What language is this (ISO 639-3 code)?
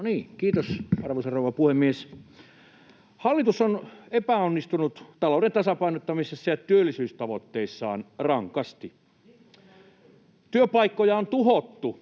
fin